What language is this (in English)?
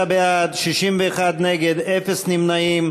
Hebrew